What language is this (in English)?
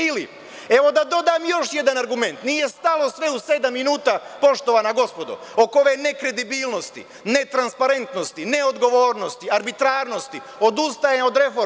Serbian